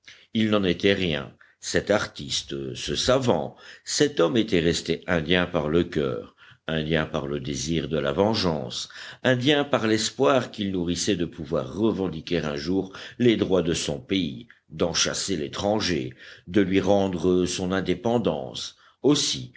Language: French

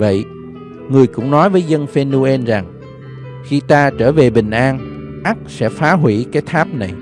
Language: Vietnamese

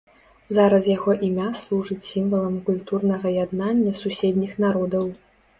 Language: Belarusian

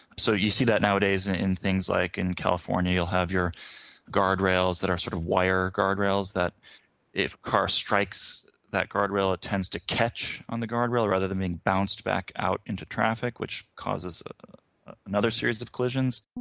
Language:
English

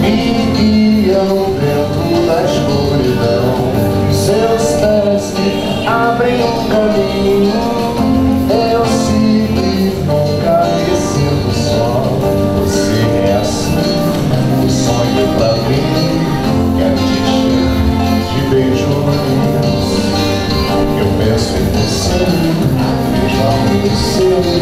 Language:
Latvian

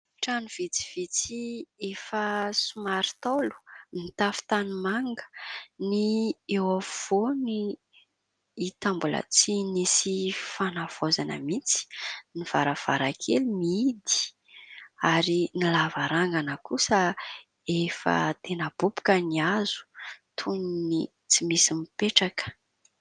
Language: Malagasy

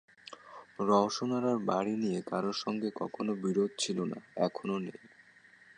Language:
Bangla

